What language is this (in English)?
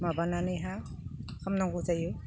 Bodo